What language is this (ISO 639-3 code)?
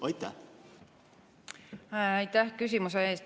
est